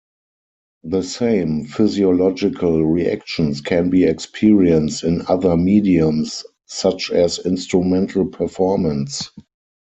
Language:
English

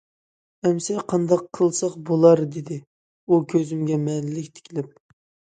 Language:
Uyghur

